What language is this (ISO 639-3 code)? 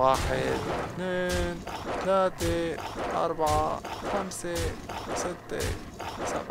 ara